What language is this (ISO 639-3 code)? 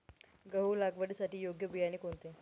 mar